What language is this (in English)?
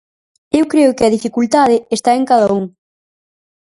Galician